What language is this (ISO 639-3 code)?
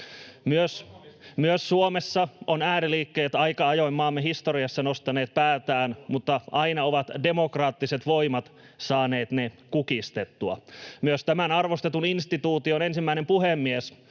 fin